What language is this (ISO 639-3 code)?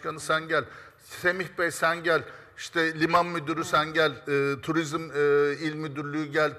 tur